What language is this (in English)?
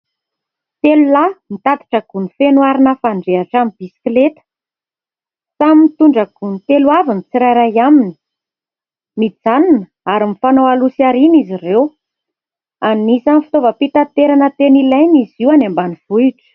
Malagasy